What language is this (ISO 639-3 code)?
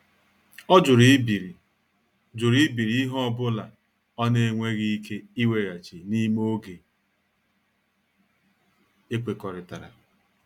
ibo